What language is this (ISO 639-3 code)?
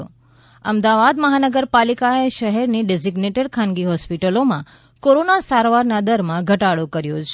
guj